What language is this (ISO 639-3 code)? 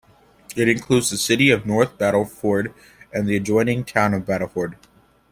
eng